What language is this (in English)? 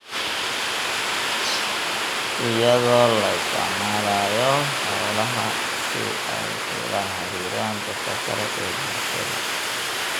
Somali